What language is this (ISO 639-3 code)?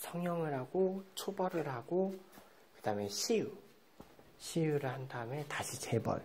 kor